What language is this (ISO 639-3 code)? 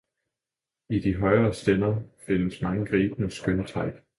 dan